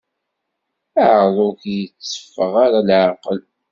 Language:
Kabyle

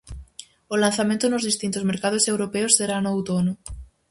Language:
Galician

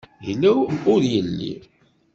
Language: Kabyle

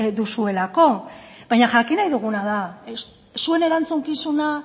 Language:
Basque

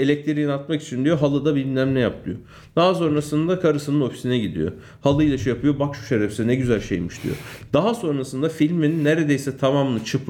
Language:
Turkish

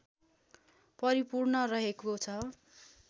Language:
Nepali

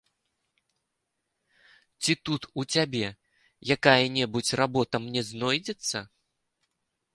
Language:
Belarusian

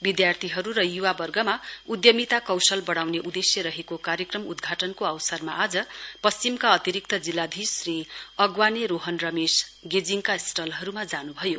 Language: Nepali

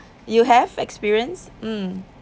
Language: English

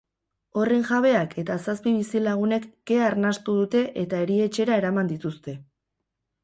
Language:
Basque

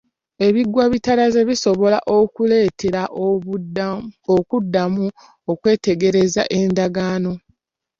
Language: Ganda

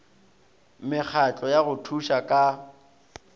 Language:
Northern Sotho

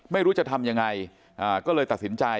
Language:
Thai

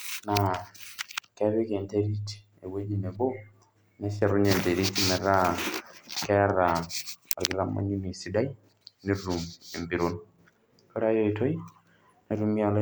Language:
Masai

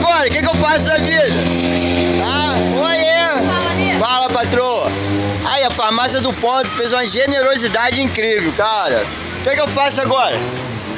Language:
Portuguese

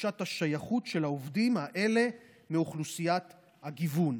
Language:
Hebrew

